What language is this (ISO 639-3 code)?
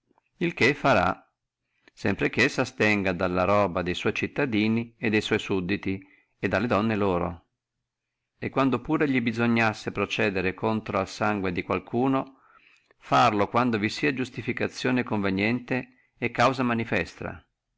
ita